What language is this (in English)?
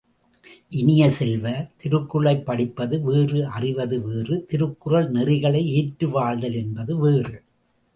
Tamil